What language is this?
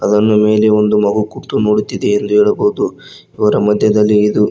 Kannada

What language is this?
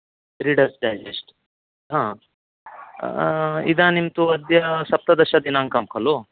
Sanskrit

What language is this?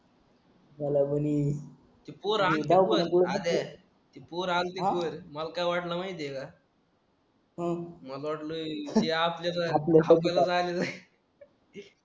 Marathi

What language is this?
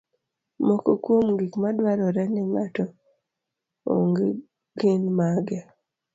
Luo (Kenya and Tanzania)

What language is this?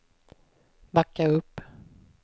Swedish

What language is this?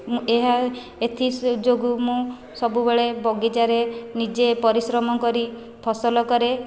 Odia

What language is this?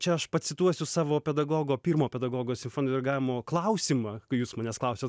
Lithuanian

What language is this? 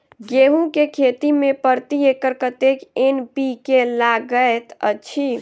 Maithili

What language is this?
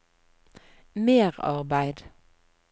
Norwegian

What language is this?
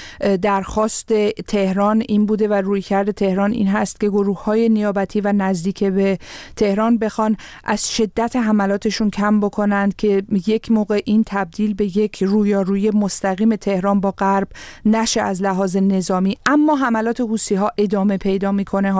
Persian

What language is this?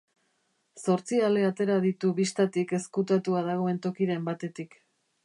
Basque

